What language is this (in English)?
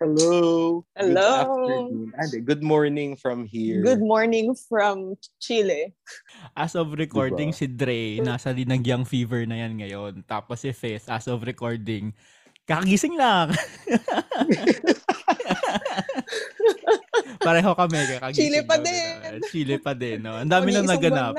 Filipino